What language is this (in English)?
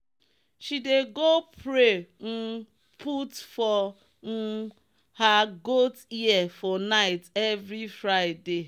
Nigerian Pidgin